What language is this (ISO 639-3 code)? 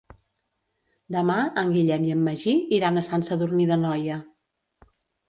cat